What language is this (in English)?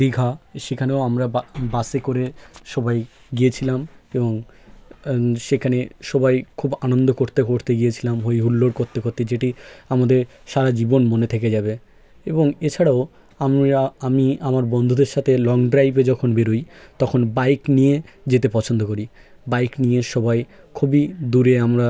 Bangla